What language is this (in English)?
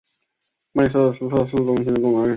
Chinese